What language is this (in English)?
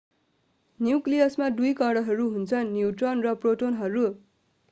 Nepali